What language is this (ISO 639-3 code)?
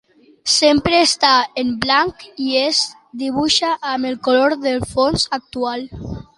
cat